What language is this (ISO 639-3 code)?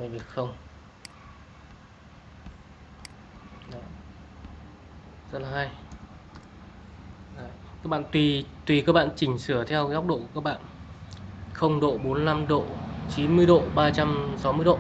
vie